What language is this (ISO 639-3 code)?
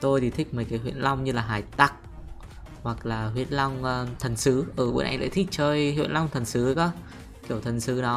vie